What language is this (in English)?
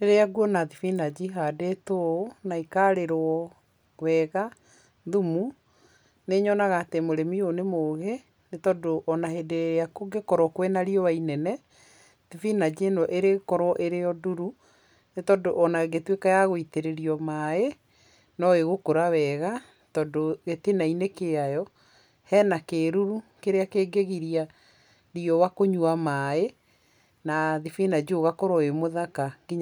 Kikuyu